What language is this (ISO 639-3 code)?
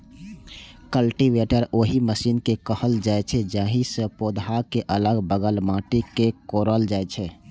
mai